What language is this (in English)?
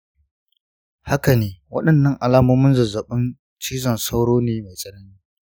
Hausa